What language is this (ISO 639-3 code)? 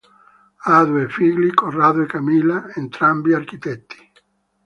ita